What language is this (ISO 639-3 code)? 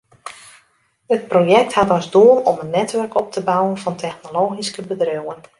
fry